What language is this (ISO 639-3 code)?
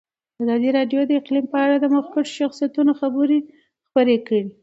pus